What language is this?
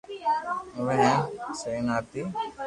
Loarki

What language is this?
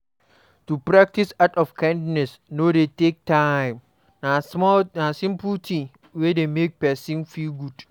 Nigerian Pidgin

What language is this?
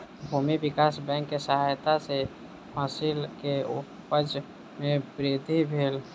Maithili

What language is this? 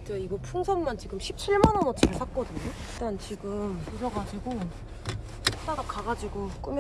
Korean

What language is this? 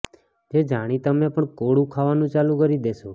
Gujarati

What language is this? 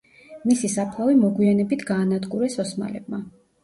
Georgian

